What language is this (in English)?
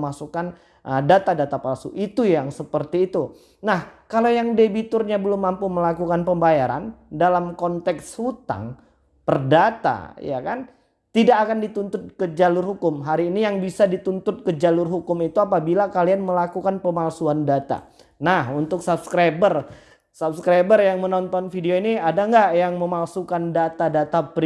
Indonesian